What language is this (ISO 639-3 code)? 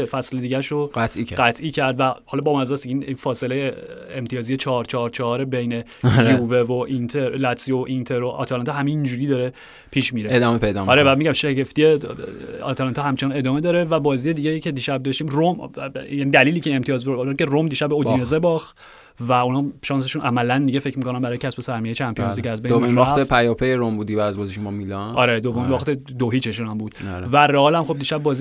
fas